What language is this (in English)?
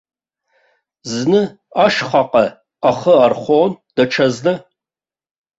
Abkhazian